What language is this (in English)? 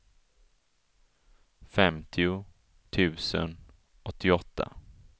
Swedish